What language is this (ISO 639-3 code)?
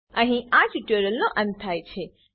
guj